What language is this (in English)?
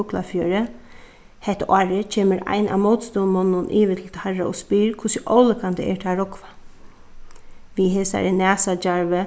Faroese